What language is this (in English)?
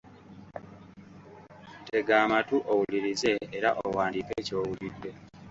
Ganda